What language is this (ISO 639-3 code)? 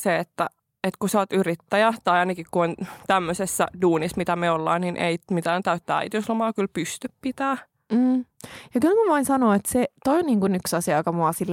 fin